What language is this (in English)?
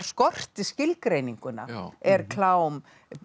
Icelandic